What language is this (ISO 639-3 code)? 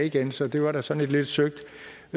dan